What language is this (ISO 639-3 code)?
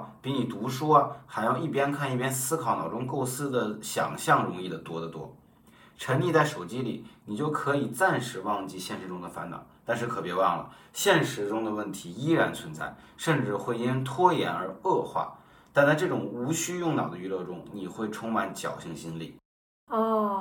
zho